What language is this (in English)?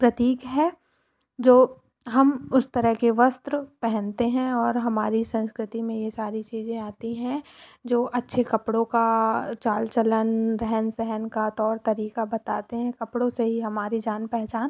Hindi